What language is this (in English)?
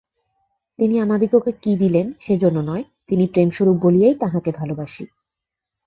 Bangla